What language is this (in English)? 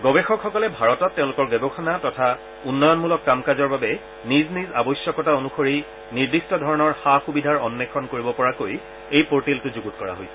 Assamese